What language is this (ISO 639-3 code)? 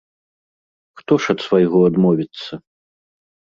bel